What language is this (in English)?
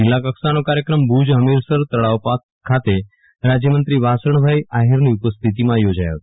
Gujarati